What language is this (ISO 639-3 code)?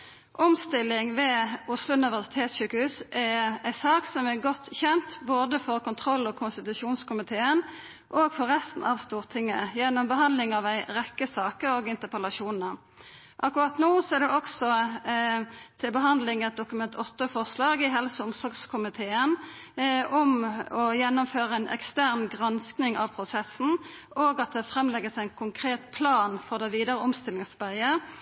nno